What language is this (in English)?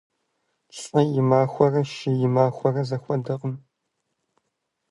Kabardian